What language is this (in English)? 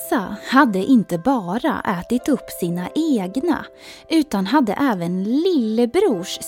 Swedish